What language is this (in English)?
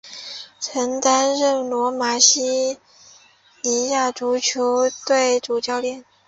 Chinese